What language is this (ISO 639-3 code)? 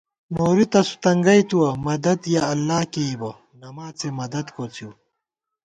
gwt